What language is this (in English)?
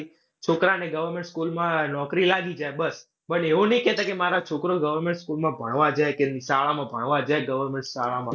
Gujarati